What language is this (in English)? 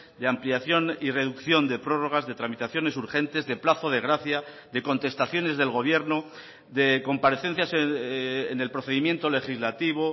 Spanish